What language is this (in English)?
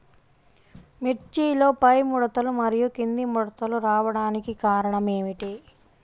Telugu